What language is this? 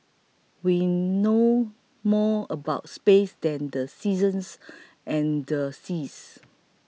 English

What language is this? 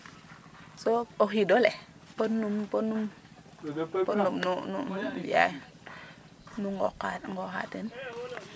Serer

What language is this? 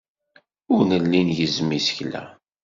Kabyle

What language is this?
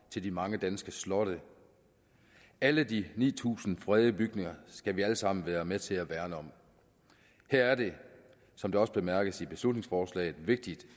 Danish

